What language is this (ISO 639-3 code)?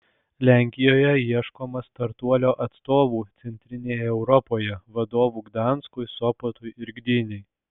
lit